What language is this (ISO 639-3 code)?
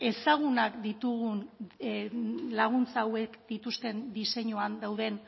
eus